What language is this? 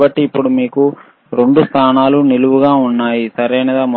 Telugu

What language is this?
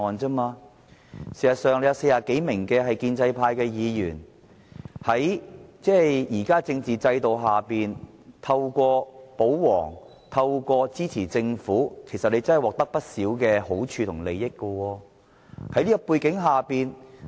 Cantonese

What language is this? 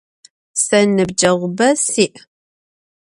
Adyghe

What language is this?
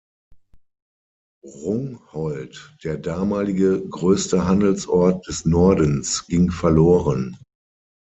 German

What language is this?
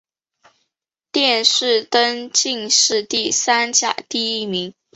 Chinese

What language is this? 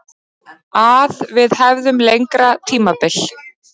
Icelandic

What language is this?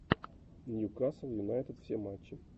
Russian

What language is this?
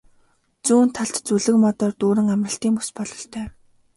Mongolian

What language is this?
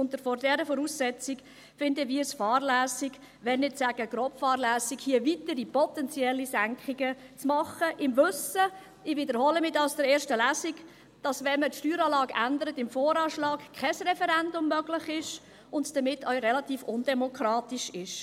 Swiss German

